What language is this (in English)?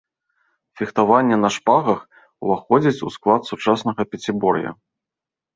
Belarusian